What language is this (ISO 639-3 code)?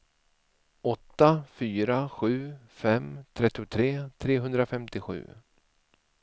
swe